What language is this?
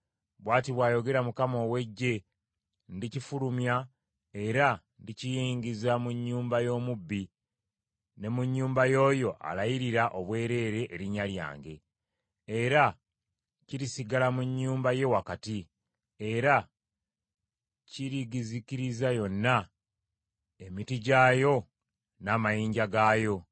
Ganda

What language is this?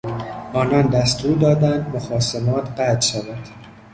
Persian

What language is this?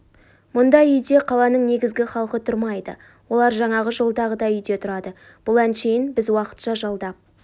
Kazakh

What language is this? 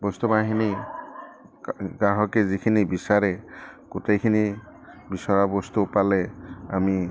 Assamese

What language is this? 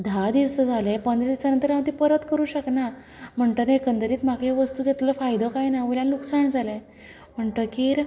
Konkani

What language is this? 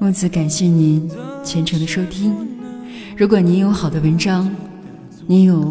Chinese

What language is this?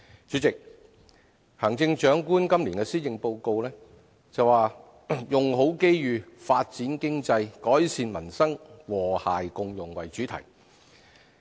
Cantonese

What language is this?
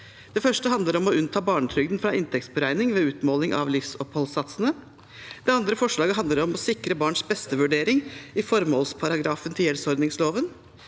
Norwegian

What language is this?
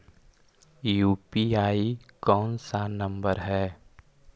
Magahi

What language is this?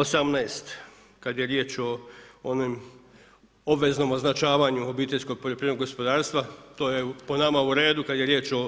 Croatian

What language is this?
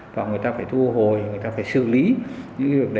Vietnamese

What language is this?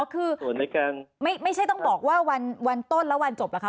Thai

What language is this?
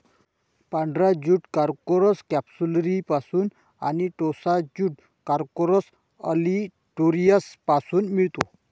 Marathi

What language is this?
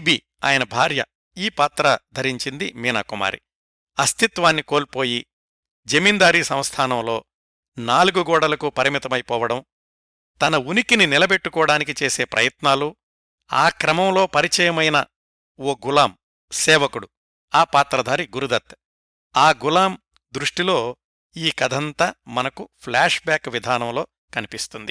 Telugu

